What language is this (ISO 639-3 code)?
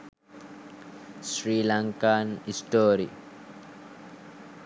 sin